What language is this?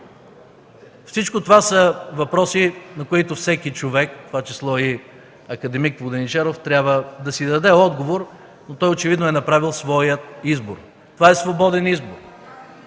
Bulgarian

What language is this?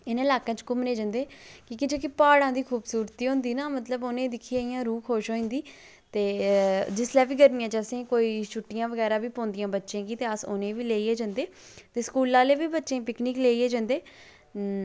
Dogri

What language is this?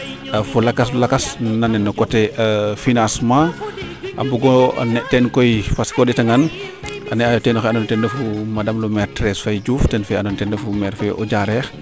Serer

